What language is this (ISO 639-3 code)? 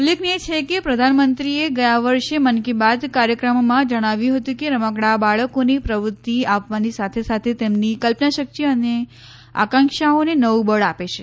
guj